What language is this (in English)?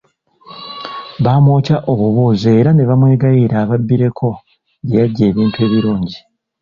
Ganda